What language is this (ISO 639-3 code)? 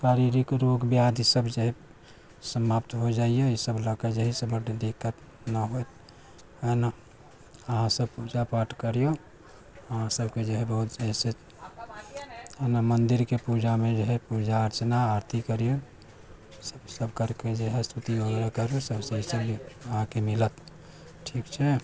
mai